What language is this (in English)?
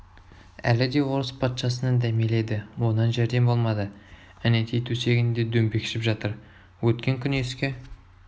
Kazakh